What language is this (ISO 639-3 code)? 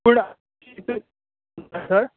kok